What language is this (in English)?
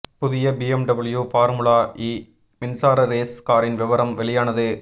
Tamil